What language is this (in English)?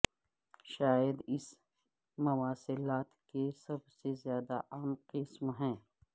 Urdu